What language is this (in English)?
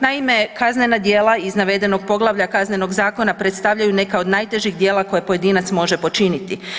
Croatian